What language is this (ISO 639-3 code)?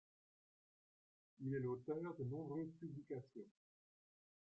fra